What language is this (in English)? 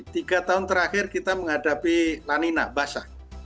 Indonesian